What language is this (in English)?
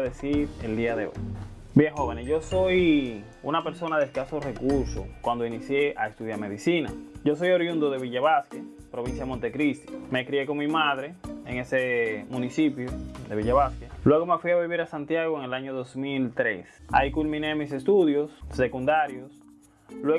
Spanish